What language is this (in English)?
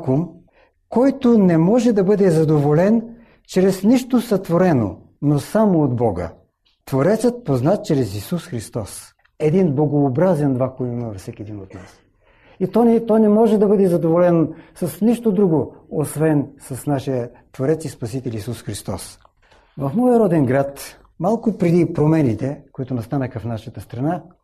Bulgarian